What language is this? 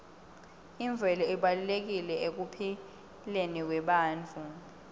Swati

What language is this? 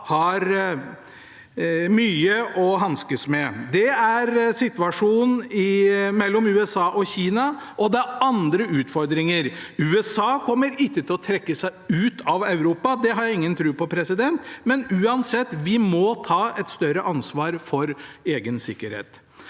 Norwegian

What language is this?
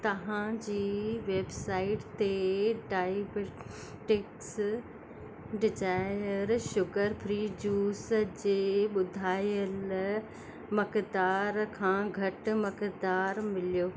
Sindhi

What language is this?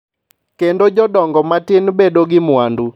Luo (Kenya and Tanzania)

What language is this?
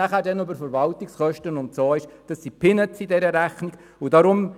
Swiss German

